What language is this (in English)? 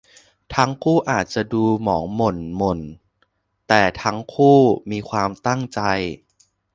Thai